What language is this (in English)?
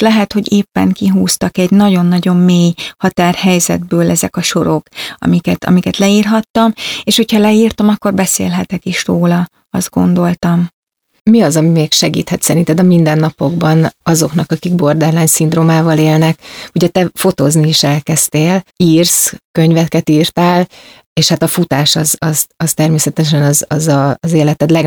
Hungarian